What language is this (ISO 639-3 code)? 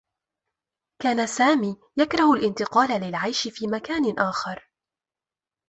ara